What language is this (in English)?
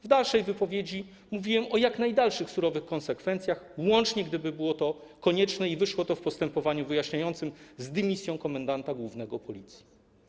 Polish